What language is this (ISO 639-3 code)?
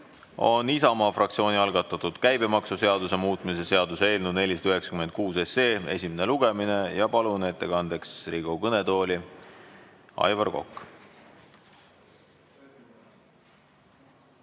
est